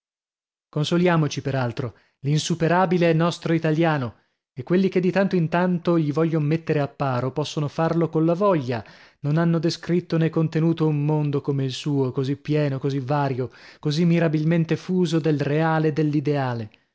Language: Italian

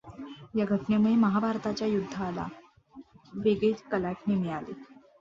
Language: Marathi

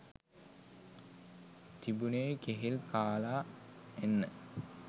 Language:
Sinhala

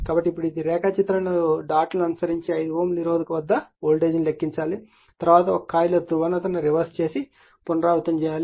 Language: Telugu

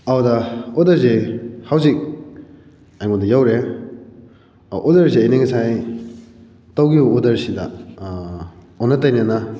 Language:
Manipuri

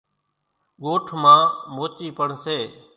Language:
Kachi Koli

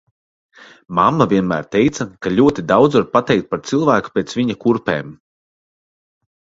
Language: Latvian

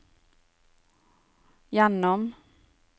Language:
Norwegian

